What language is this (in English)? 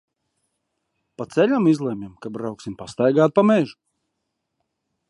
Latvian